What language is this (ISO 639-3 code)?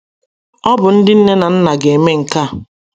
ibo